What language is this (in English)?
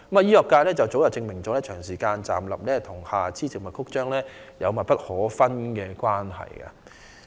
Cantonese